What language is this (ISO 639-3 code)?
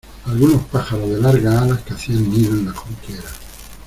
spa